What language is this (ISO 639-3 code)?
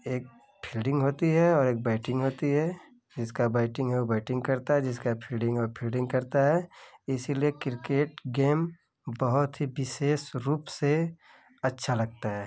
hin